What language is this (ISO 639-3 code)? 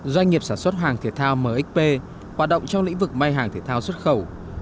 vie